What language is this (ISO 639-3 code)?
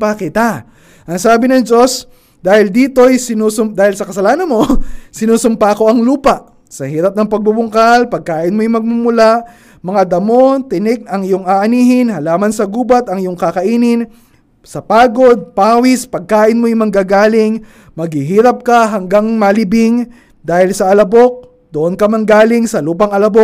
fil